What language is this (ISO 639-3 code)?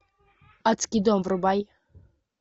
rus